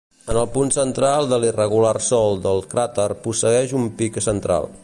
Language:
Catalan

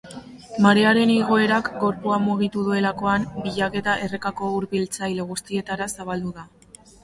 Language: Basque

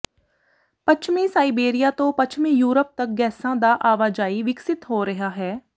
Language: Punjabi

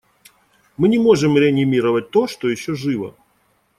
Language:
Russian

